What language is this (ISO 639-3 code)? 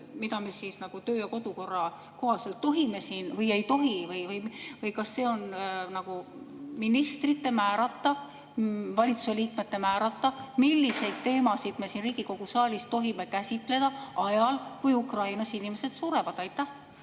est